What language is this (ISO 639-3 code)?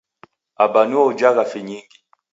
dav